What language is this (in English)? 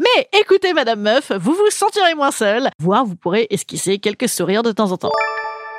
French